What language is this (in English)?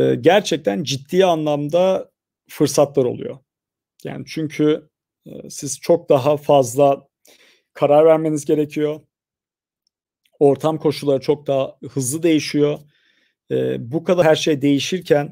Turkish